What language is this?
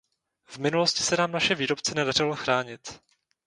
Czech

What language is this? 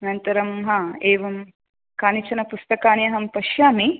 Sanskrit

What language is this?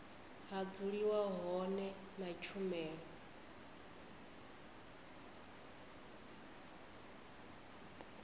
Venda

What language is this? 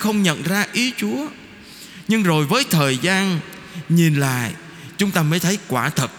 Vietnamese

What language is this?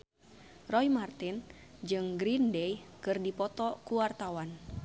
Sundanese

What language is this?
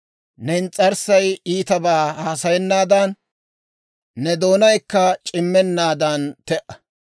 Dawro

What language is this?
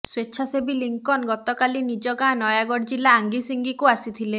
Odia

